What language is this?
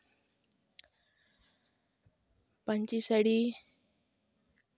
Santali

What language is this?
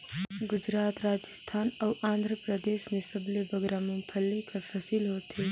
Chhattisgarhi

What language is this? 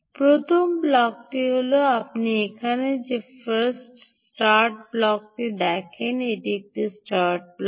Bangla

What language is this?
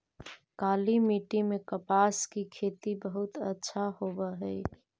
Magahi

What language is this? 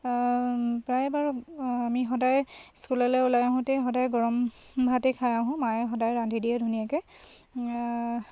Assamese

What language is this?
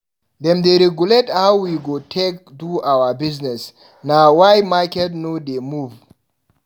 Nigerian Pidgin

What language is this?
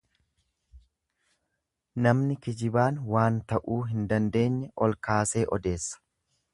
Oromo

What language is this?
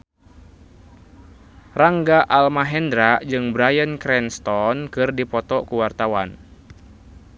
Sundanese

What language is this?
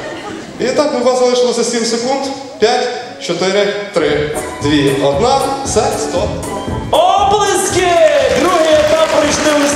Ukrainian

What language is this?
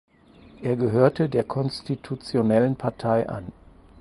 German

